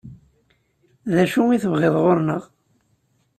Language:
Kabyle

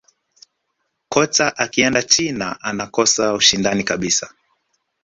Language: Swahili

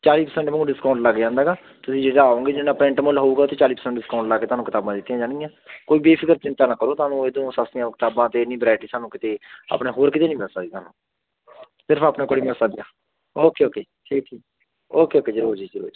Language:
Punjabi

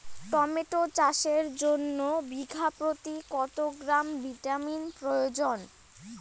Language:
Bangla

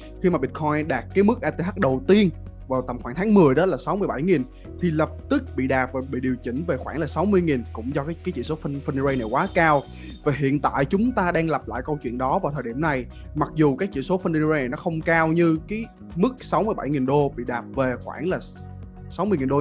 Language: Vietnamese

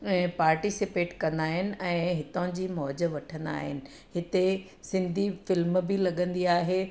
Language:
Sindhi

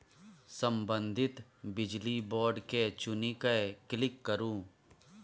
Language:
Maithili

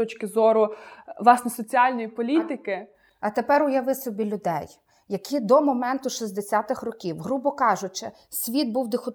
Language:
Ukrainian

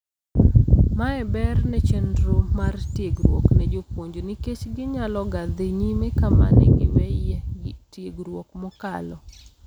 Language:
Luo (Kenya and Tanzania)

